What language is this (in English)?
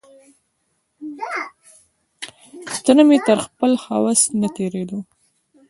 Pashto